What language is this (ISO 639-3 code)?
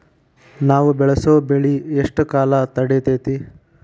kan